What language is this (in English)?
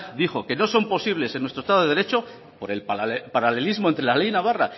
Spanish